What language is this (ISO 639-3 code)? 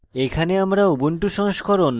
ben